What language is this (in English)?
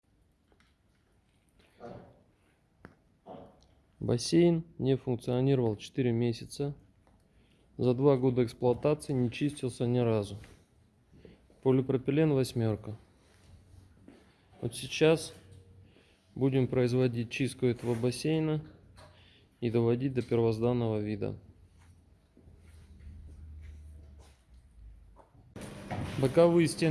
Russian